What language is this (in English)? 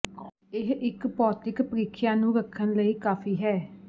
Punjabi